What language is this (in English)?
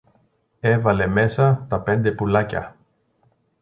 Greek